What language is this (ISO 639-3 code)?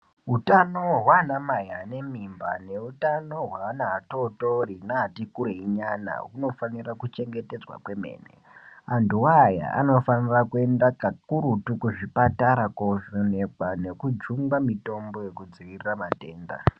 ndc